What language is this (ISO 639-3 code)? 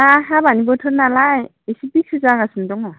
brx